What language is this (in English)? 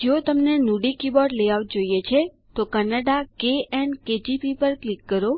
Gujarati